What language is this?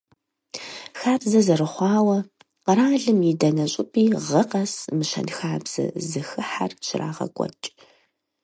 Kabardian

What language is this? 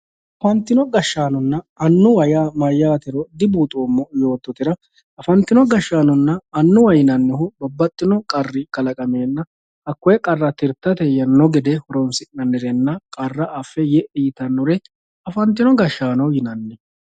Sidamo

